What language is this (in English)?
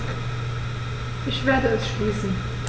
German